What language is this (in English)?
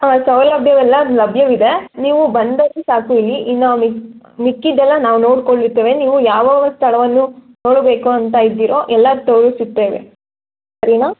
Kannada